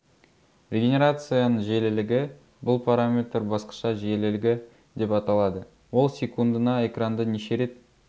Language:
Kazakh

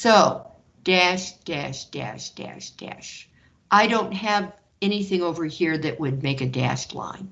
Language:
English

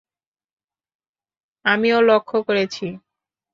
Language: Bangla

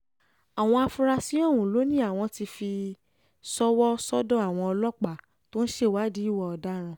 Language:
Yoruba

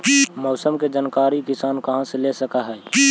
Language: Magahi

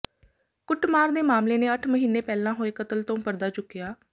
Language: Punjabi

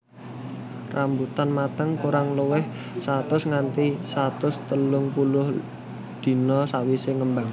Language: Javanese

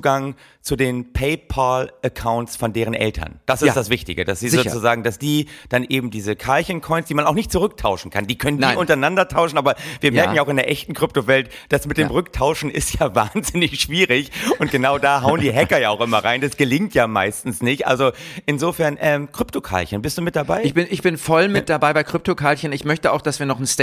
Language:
German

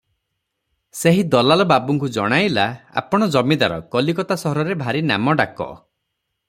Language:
Odia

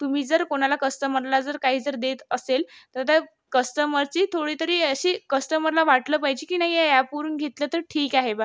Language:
Marathi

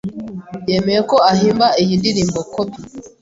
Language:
Kinyarwanda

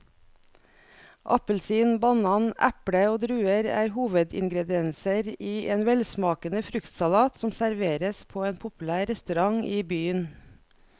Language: Norwegian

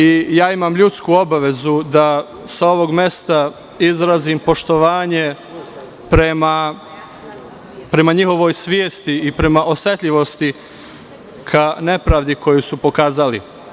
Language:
Serbian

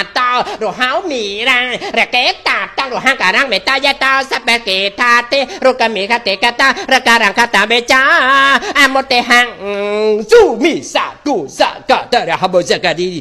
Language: Thai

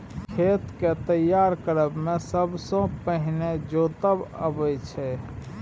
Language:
Maithili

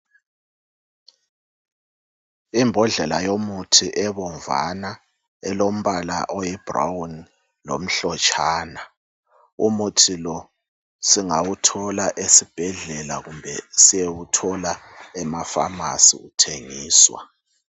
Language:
North Ndebele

